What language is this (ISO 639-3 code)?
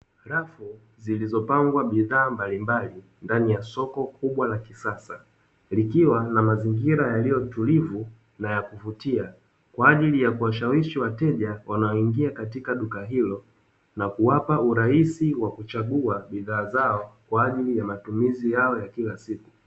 swa